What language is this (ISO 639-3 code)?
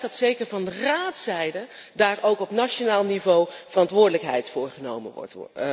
nld